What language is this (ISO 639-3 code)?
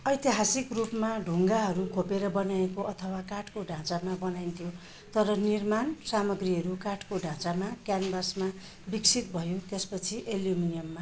nep